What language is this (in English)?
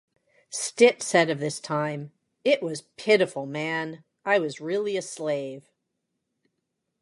English